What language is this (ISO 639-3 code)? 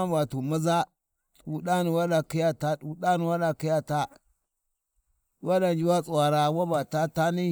wji